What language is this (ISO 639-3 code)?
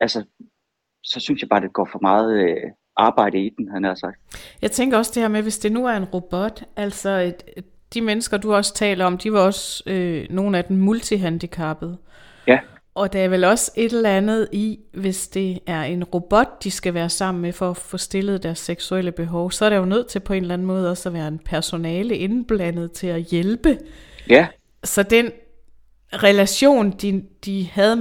dan